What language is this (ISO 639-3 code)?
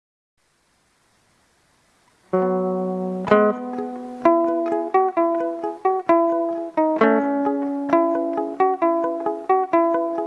spa